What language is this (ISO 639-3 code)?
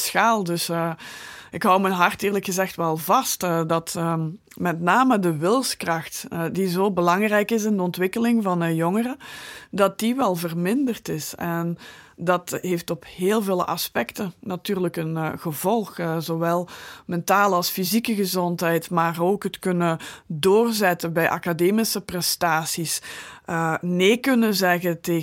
nld